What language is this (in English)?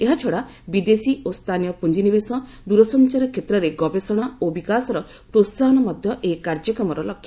Odia